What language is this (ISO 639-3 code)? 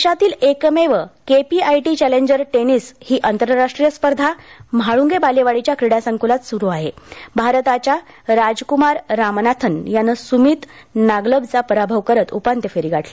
mar